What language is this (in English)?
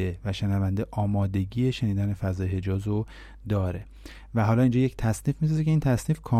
Persian